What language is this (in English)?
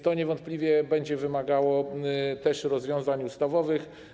Polish